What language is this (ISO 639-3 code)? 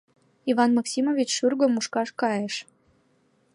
chm